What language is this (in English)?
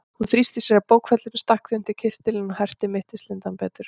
Icelandic